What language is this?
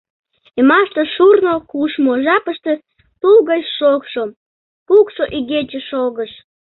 Mari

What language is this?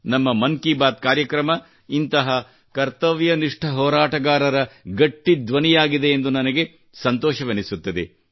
Kannada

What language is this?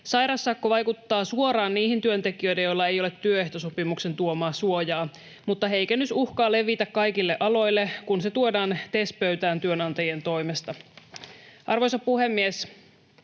Finnish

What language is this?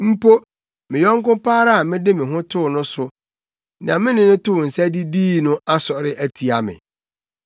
Akan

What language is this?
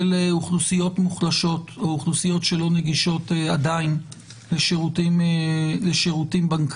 Hebrew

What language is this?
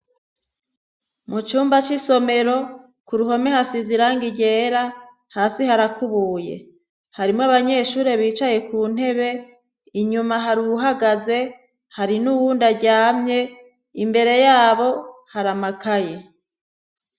Rundi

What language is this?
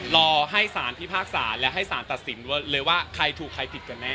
Thai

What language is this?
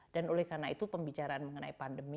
Indonesian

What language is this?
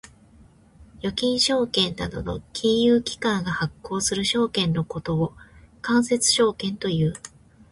Japanese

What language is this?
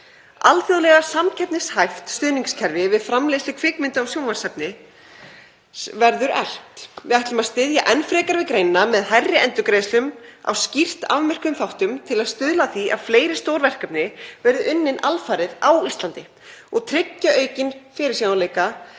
Icelandic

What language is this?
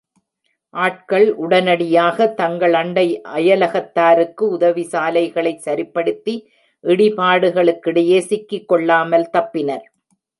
Tamil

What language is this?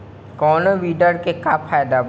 Bhojpuri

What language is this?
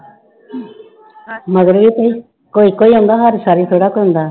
Punjabi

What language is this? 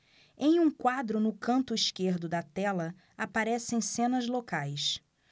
Portuguese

